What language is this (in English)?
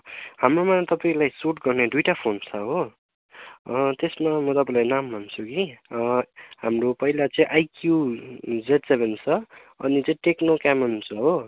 Nepali